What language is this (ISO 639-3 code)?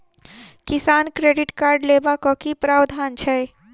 mai